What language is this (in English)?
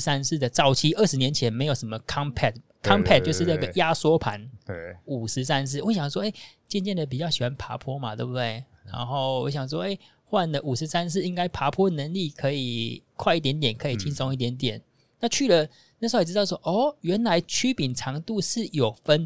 Chinese